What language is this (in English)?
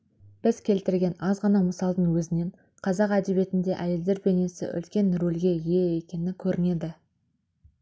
Kazakh